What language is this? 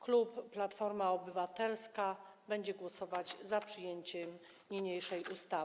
Polish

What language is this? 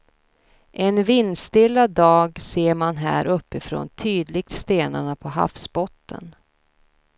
Swedish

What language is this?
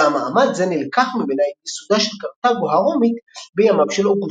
Hebrew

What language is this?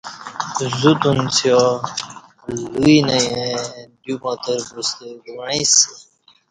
Kati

